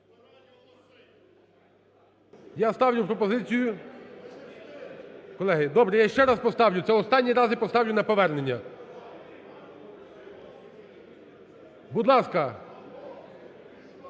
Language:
Ukrainian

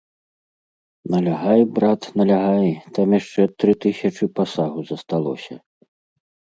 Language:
Belarusian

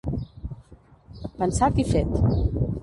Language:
Catalan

